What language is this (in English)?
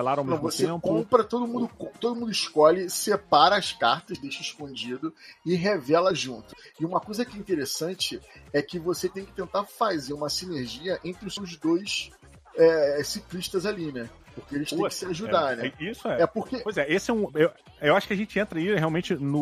Portuguese